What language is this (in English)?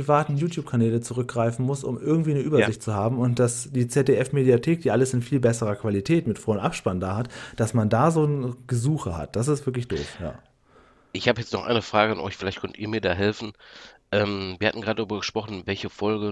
German